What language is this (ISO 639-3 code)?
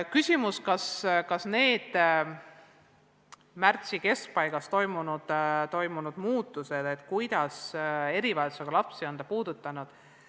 est